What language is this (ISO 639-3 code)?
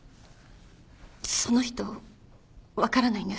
jpn